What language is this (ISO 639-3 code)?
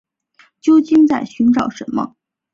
zho